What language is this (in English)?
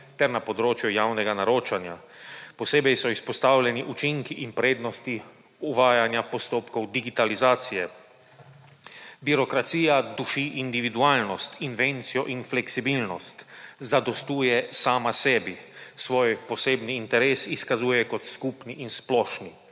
Slovenian